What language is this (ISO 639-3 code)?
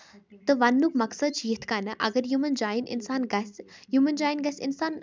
kas